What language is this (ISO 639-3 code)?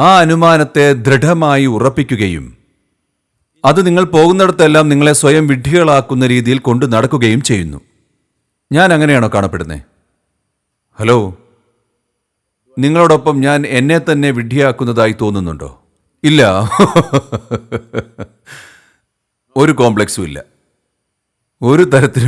eng